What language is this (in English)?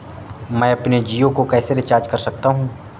Hindi